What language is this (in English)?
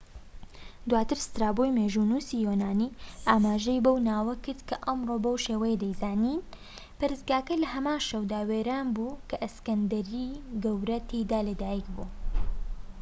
Central Kurdish